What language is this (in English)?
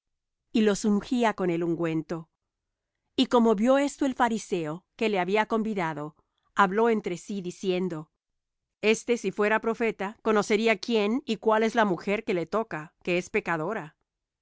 Spanish